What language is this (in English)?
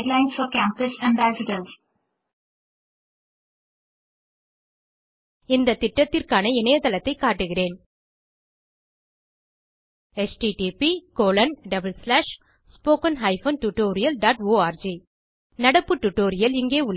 Tamil